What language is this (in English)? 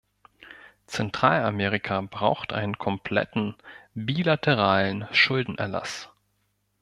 German